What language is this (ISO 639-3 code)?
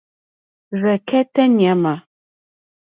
bri